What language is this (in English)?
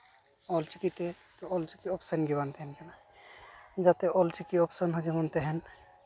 Santali